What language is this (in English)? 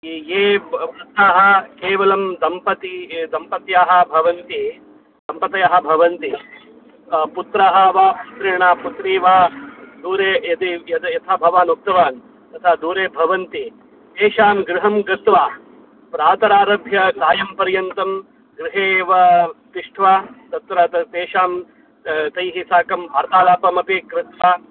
Sanskrit